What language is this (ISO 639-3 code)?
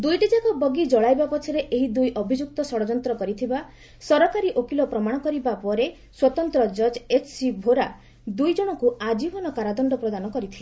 ori